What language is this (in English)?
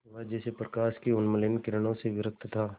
Hindi